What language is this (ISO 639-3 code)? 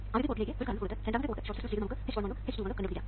mal